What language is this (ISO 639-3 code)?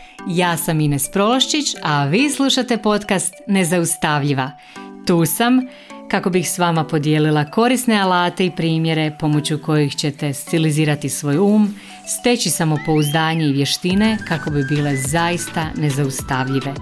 hrv